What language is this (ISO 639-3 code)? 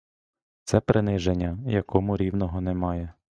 ukr